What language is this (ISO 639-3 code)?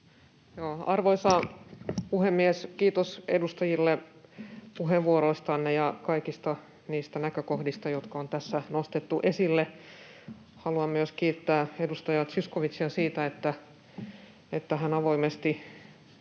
fin